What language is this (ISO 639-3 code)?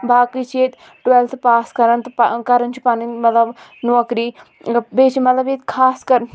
kas